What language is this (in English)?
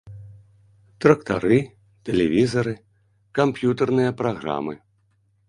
Belarusian